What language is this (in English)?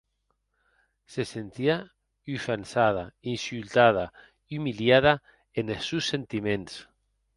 Occitan